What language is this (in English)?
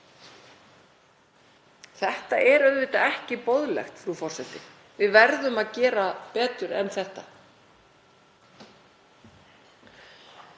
Icelandic